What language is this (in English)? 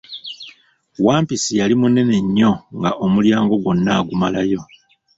Ganda